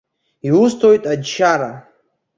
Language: Abkhazian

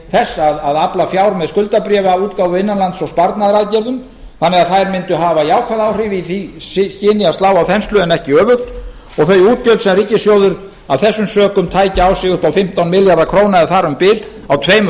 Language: Icelandic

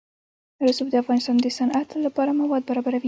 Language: Pashto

